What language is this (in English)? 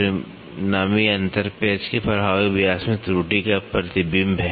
Hindi